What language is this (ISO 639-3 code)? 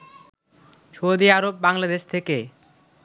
ben